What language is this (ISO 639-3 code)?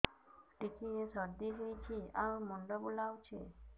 ori